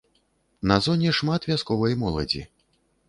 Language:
Belarusian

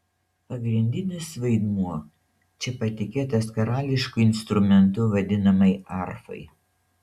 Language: Lithuanian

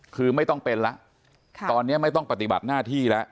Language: Thai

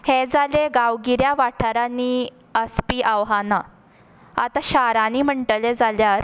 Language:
Konkani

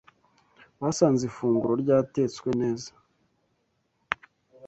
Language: Kinyarwanda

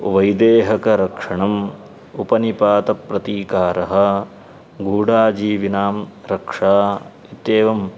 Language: Sanskrit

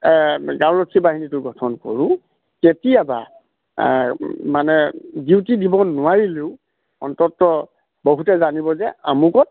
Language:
Assamese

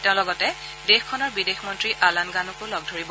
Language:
Assamese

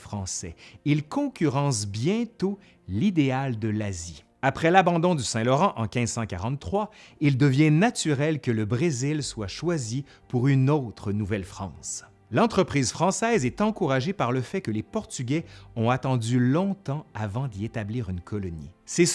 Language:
French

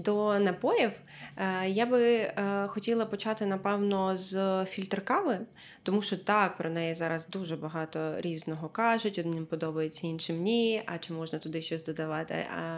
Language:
Ukrainian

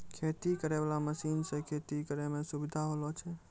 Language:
Maithili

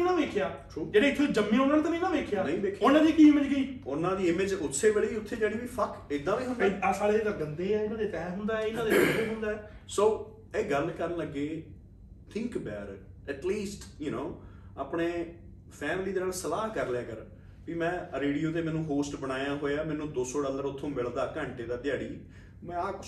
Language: Punjabi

